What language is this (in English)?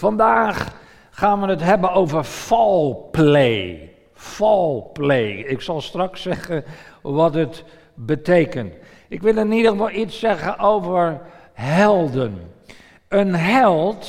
Dutch